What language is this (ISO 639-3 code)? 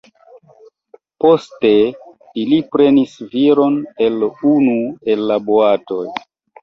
epo